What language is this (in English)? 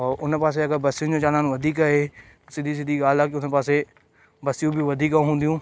Sindhi